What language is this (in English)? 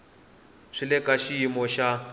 Tsonga